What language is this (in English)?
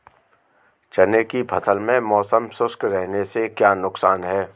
Hindi